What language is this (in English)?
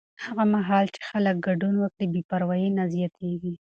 Pashto